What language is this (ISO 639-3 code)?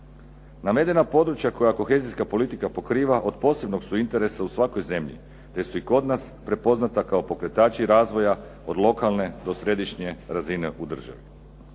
hrv